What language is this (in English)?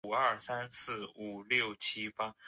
Chinese